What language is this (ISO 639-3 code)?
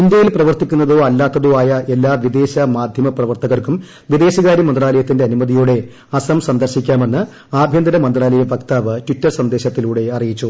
mal